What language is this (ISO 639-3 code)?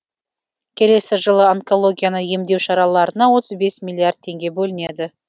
kaz